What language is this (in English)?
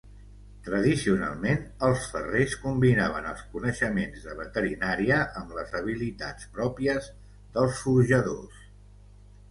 Catalan